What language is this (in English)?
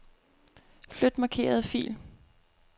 Danish